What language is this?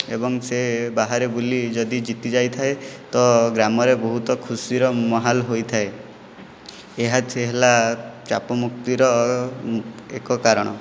Odia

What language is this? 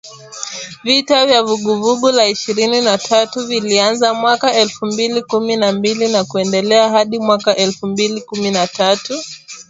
Swahili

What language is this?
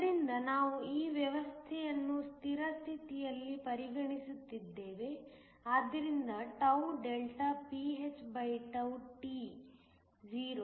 Kannada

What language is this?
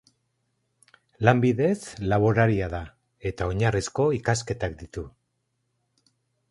Basque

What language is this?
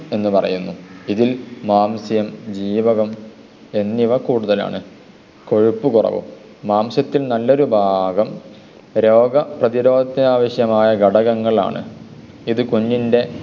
Malayalam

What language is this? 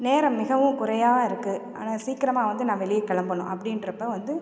Tamil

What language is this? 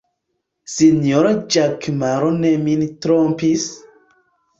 Esperanto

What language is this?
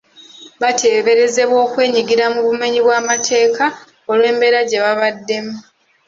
Ganda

